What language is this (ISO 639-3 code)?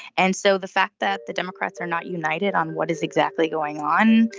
eng